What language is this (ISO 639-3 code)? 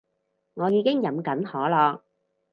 yue